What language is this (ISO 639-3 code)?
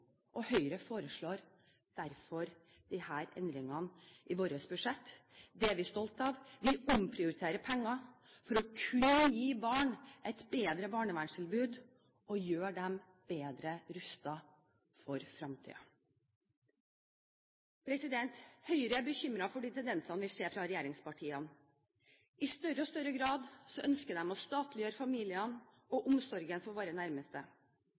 nob